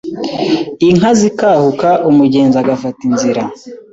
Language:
Kinyarwanda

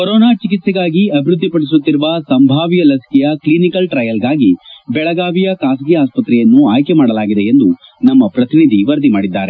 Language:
Kannada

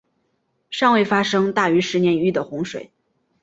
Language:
Chinese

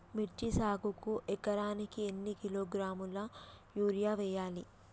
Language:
Telugu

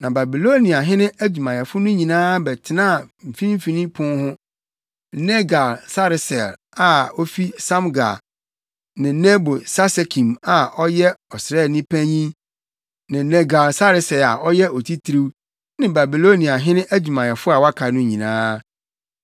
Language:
Akan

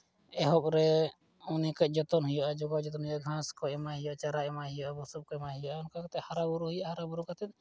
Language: Santali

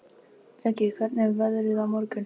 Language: Icelandic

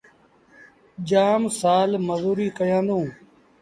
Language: Sindhi Bhil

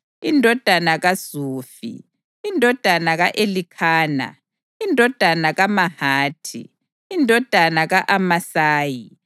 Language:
North Ndebele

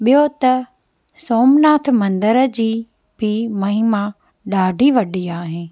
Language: Sindhi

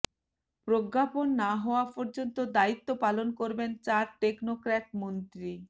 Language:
Bangla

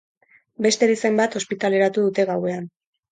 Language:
Basque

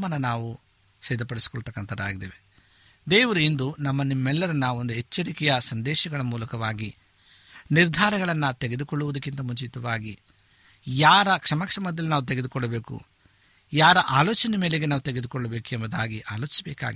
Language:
Kannada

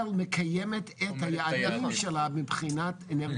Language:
Hebrew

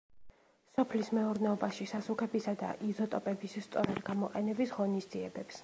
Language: Georgian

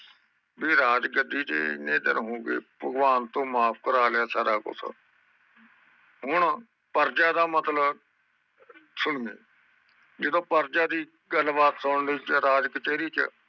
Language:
Punjabi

